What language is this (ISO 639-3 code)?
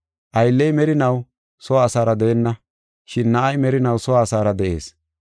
gof